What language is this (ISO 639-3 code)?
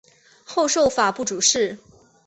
zho